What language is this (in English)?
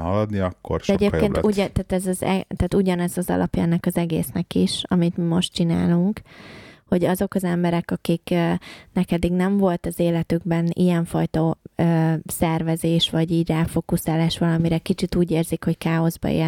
Hungarian